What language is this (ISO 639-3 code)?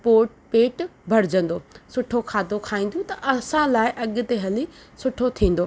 snd